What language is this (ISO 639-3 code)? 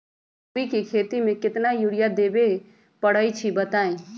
mag